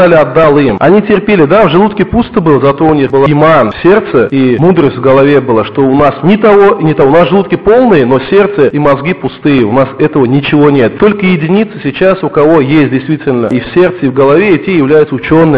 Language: Russian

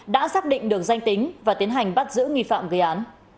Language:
Vietnamese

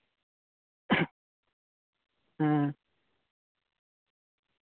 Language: Santali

